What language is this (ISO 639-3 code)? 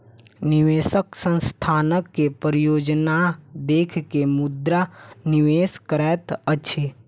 mai